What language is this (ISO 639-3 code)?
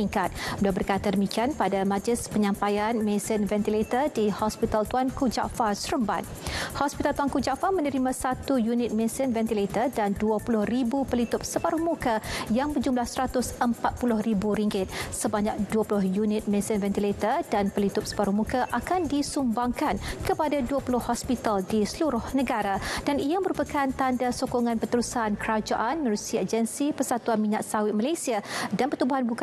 msa